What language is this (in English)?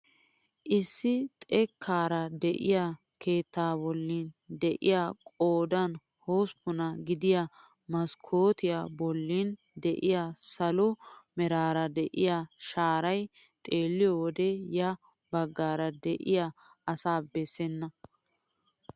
Wolaytta